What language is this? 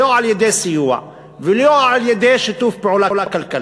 Hebrew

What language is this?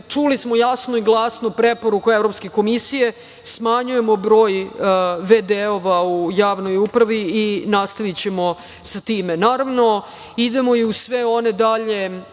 Serbian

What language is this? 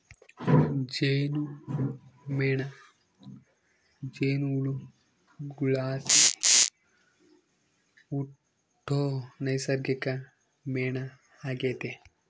Kannada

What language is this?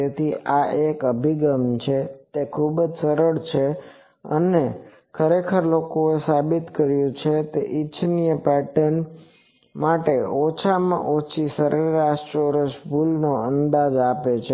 Gujarati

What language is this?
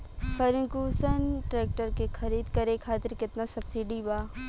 Bhojpuri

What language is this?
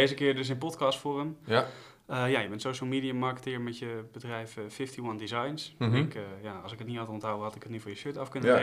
Dutch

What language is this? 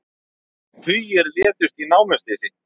Icelandic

